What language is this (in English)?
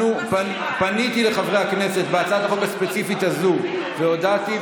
Hebrew